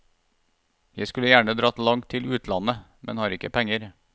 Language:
Norwegian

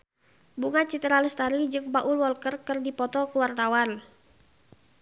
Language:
Sundanese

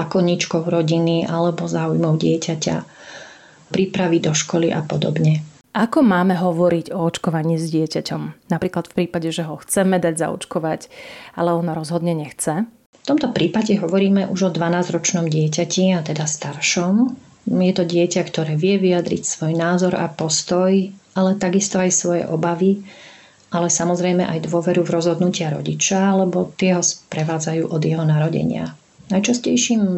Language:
Slovak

